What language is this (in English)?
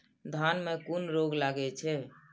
Maithili